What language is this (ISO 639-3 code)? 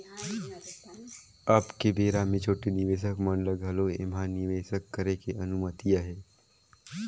hne